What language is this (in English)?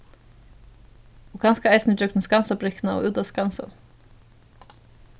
Faroese